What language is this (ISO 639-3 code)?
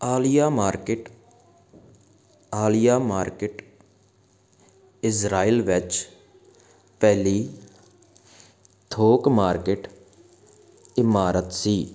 pan